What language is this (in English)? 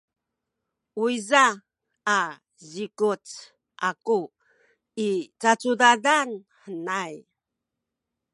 Sakizaya